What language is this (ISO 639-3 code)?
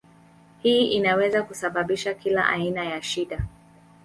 swa